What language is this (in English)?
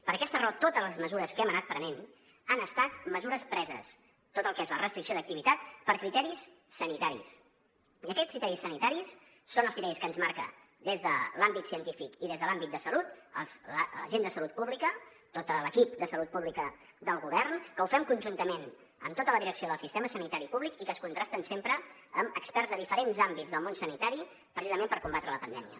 Catalan